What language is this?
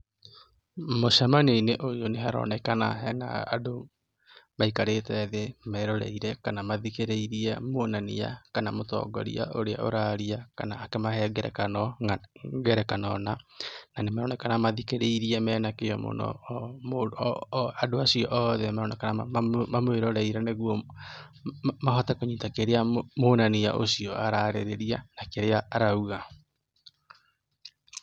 Kikuyu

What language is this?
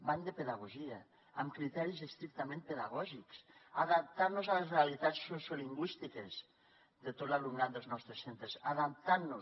Catalan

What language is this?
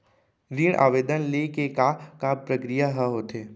Chhattisgarhi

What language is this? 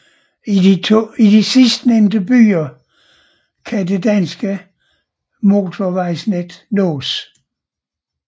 Danish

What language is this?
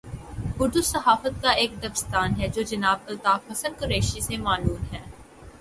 Urdu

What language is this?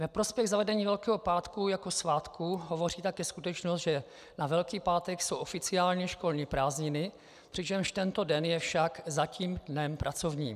Czech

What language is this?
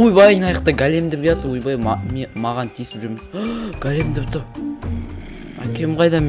Romanian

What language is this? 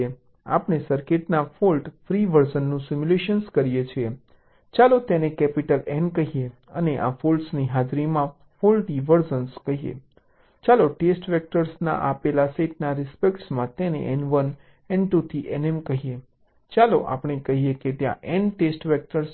Gujarati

